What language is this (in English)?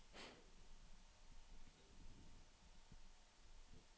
Norwegian